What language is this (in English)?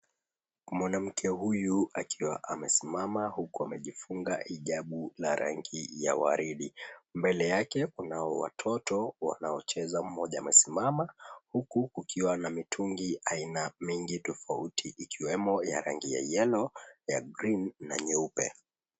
Swahili